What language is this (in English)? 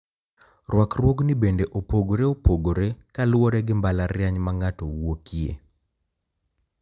Luo (Kenya and Tanzania)